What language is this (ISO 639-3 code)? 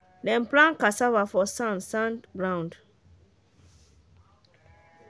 pcm